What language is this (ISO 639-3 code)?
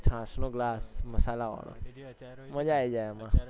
guj